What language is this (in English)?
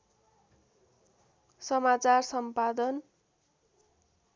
Nepali